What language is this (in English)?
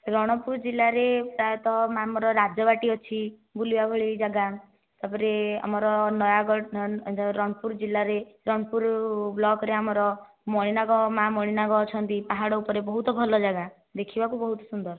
Odia